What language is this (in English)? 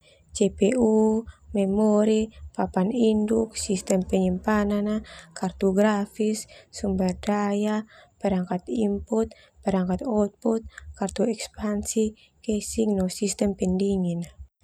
Termanu